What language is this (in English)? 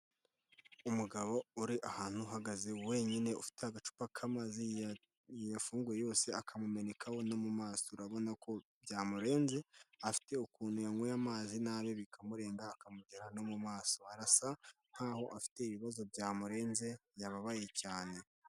Kinyarwanda